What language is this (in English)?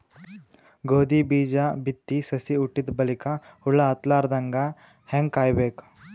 Kannada